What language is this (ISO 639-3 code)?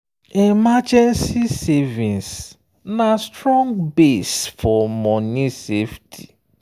pcm